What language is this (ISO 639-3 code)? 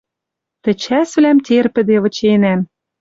mrj